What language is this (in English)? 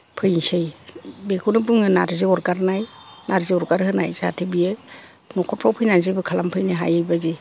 Bodo